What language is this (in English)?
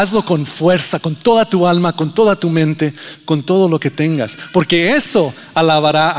Spanish